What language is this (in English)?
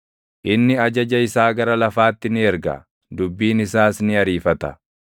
Oromo